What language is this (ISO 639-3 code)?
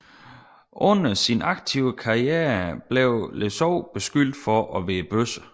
dan